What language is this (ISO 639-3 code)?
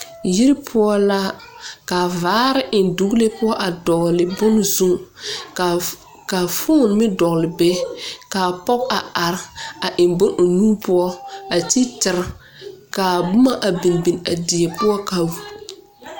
dga